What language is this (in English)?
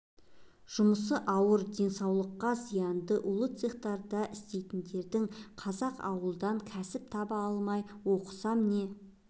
Kazakh